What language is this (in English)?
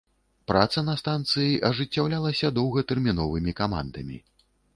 Belarusian